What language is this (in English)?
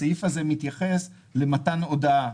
Hebrew